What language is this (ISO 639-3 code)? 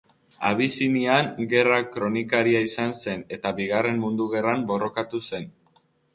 eus